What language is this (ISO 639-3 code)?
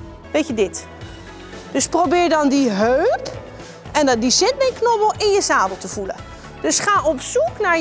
nld